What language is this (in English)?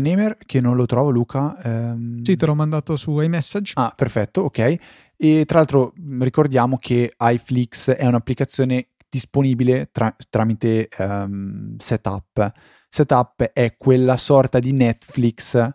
Italian